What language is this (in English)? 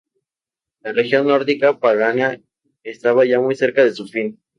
Spanish